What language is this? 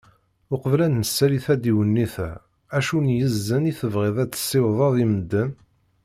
Kabyle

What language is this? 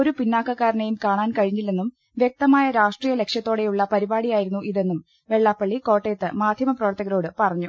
Malayalam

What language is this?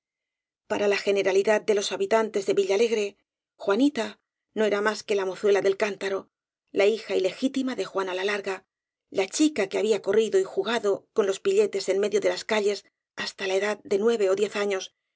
Spanish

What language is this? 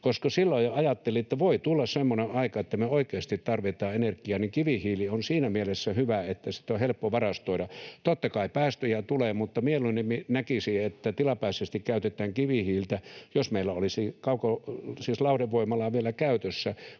Finnish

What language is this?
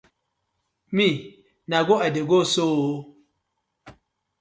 Nigerian Pidgin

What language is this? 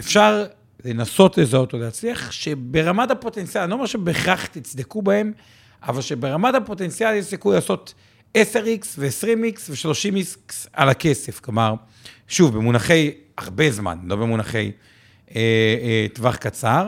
Hebrew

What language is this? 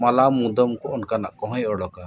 Santali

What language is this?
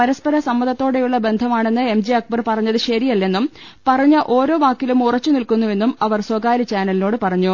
Malayalam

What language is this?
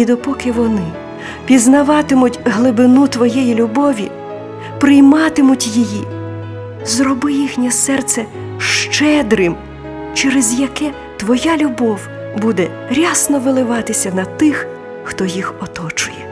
Ukrainian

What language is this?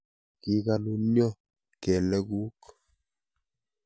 Kalenjin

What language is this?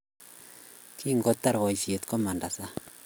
Kalenjin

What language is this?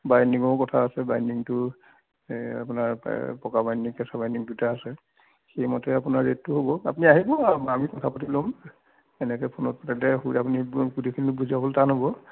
Assamese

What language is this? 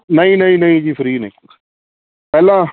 Punjabi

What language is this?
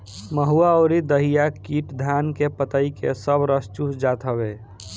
Bhojpuri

